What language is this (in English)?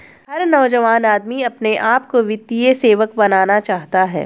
Hindi